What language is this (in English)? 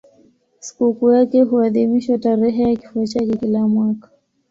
Swahili